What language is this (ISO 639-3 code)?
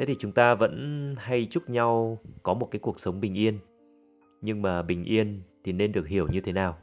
vie